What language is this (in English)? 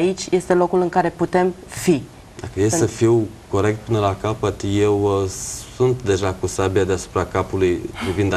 Romanian